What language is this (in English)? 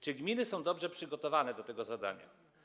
Polish